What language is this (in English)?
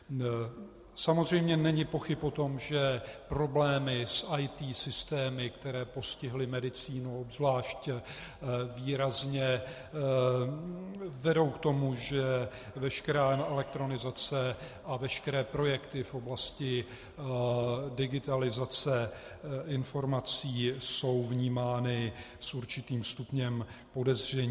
Czech